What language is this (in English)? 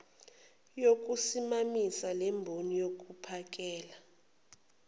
Zulu